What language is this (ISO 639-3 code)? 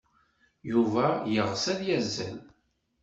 kab